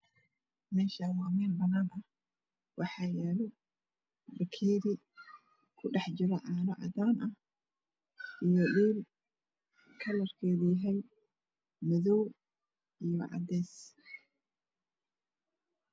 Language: Somali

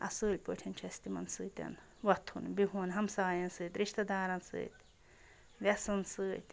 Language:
Kashmiri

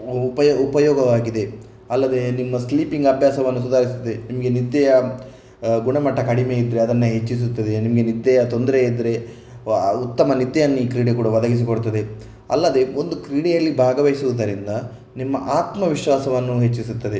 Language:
Kannada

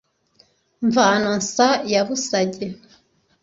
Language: Kinyarwanda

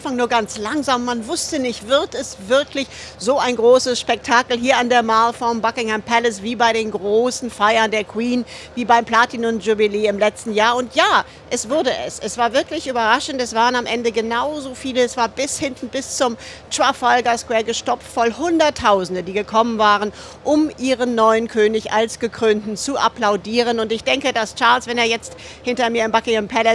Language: German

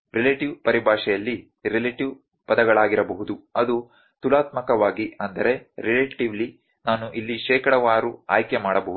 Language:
Kannada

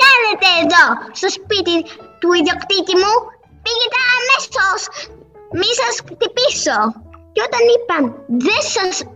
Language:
Greek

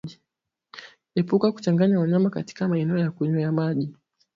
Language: Swahili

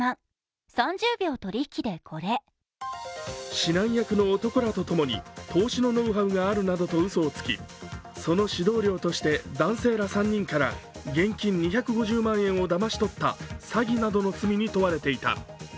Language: Japanese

